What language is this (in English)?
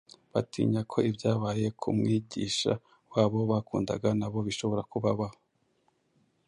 Kinyarwanda